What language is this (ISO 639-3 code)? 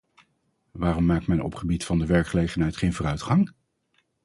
nld